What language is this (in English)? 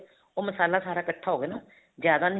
Punjabi